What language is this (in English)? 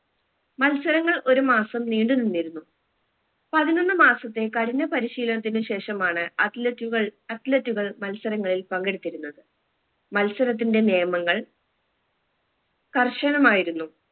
Malayalam